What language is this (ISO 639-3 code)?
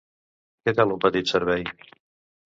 cat